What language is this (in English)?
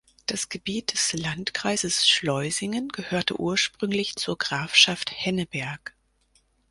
German